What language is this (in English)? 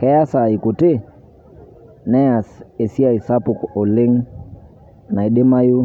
Masai